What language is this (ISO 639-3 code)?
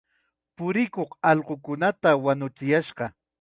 qxa